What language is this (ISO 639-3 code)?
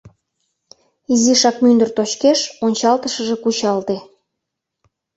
chm